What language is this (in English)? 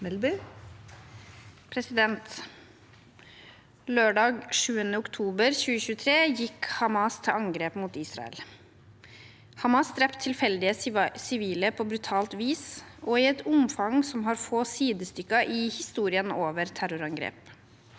Norwegian